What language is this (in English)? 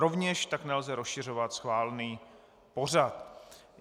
Czech